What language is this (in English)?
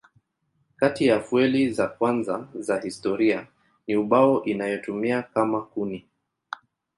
Swahili